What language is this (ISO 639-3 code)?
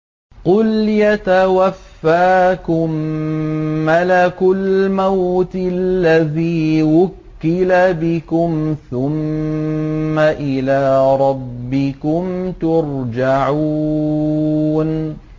ara